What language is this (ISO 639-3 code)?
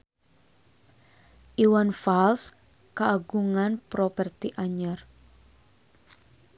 sun